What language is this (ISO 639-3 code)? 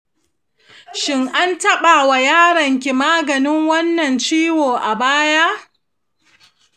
hau